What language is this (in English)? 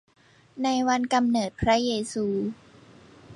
Thai